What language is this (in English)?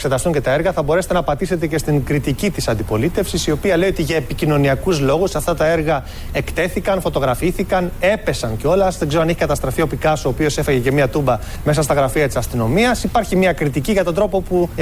Greek